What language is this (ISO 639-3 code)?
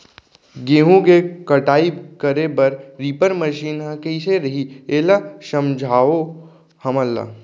hne